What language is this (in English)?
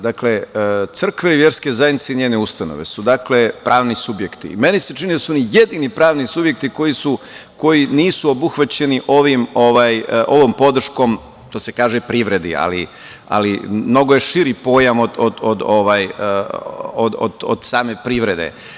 Serbian